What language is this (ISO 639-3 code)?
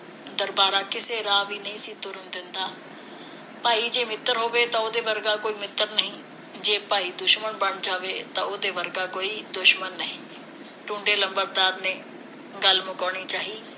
pan